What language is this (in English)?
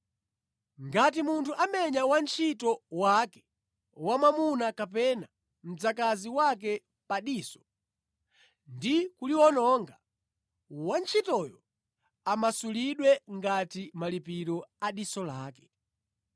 Nyanja